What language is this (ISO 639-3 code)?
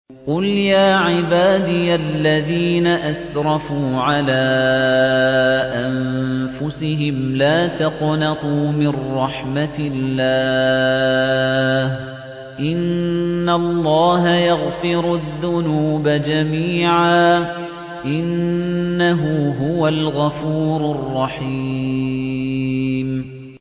ara